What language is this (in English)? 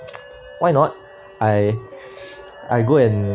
English